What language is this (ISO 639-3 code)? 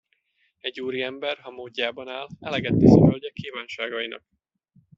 hun